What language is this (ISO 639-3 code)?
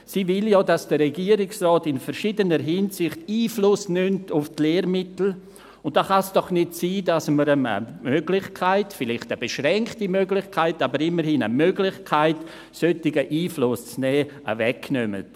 gsw